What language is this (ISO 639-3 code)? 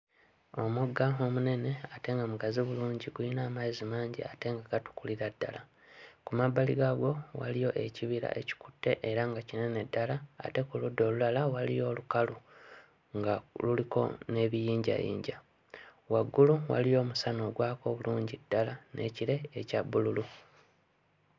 lug